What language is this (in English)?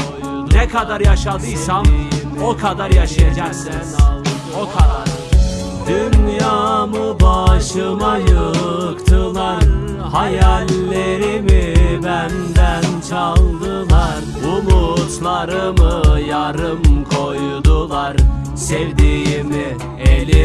Turkish